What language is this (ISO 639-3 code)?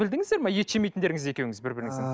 kaz